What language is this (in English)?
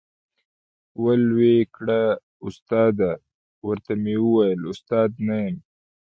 Pashto